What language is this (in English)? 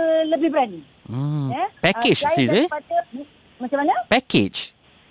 Malay